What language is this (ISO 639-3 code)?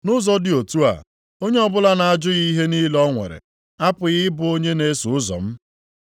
ibo